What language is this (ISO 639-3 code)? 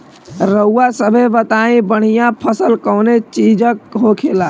bho